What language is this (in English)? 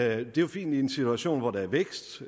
Danish